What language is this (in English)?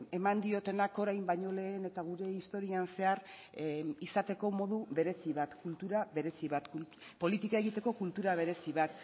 Basque